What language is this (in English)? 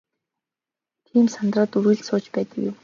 Mongolian